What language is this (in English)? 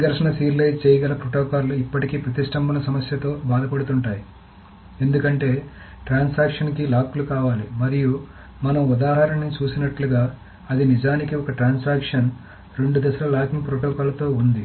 Telugu